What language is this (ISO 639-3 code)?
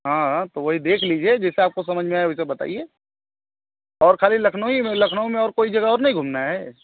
hin